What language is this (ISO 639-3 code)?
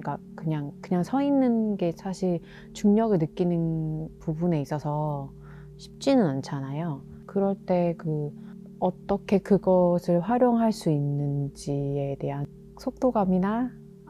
kor